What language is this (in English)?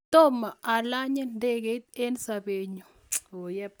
Kalenjin